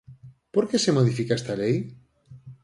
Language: Galician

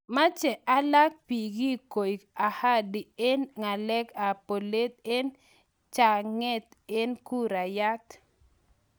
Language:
Kalenjin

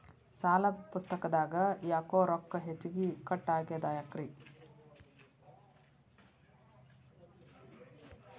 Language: Kannada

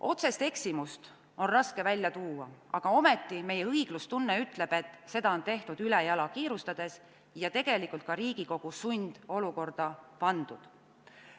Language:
Estonian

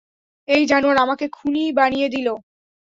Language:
Bangla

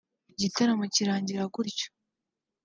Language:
Kinyarwanda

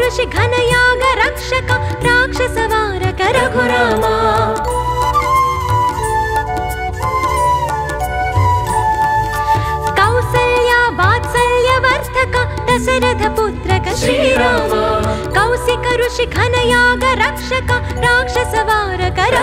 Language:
Hindi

